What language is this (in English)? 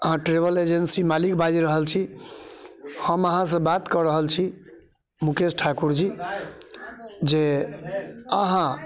Maithili